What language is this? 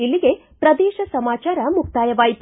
Kannada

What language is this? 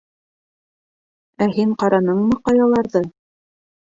Bashkir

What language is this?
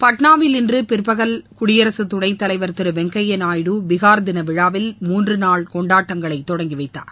Tamil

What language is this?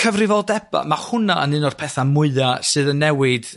Welsh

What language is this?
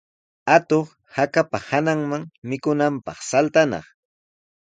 Sihuas Ancash Quechua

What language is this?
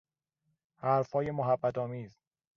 Persian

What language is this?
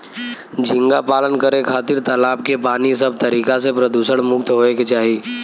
Bhojpuri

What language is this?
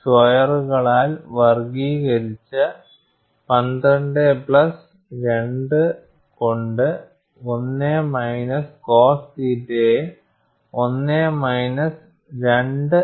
Malayalam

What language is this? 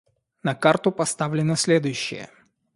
Russian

